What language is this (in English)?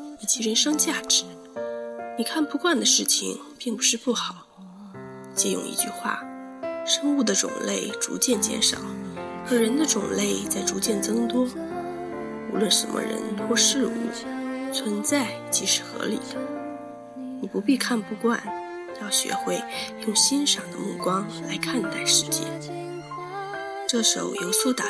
Chinese